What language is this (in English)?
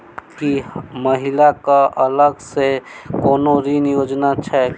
Maithili